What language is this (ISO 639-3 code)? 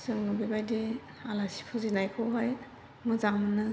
brx